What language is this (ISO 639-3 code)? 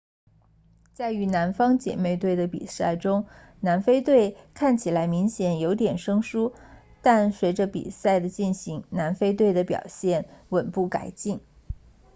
zho